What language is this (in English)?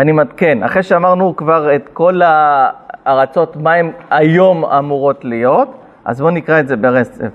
Hebrew